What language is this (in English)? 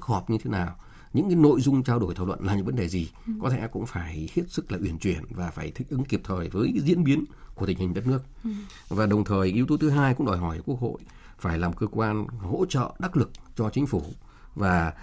Vietnamese